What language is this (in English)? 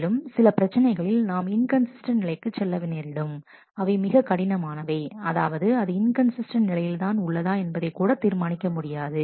Tamil